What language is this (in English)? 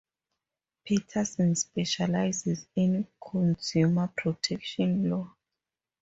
English